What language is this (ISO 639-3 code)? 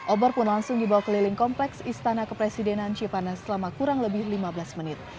ind